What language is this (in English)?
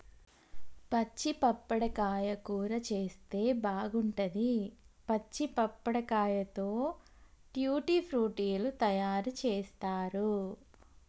Telugu